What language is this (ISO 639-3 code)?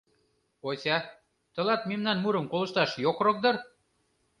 chm